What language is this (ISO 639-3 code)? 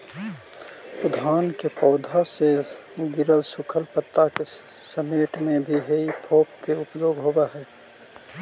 mag